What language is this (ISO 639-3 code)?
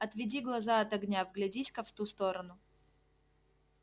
rus